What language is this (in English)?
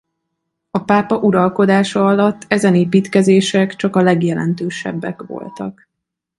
Hungarian